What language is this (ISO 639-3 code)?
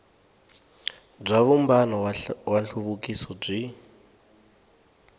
tso